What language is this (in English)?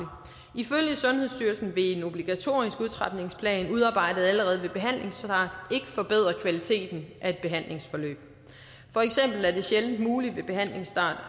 Danish